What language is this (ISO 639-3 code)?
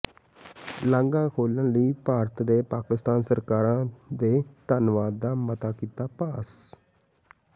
pan